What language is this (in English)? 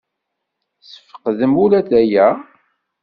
Kabyle